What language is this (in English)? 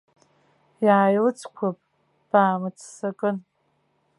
Abkhazian